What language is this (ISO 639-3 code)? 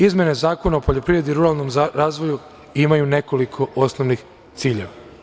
srp